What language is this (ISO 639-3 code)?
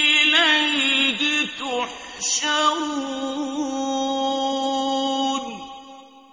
ara